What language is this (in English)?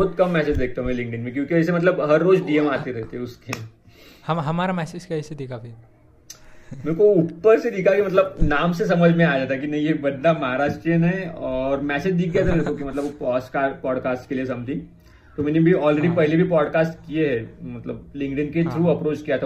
Hindi